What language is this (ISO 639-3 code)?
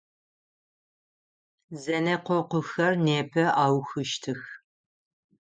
ady